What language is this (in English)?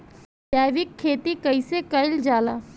Bhojpuri